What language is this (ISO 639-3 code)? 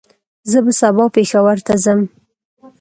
pus